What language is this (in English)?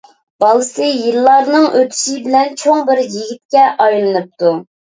Uyghur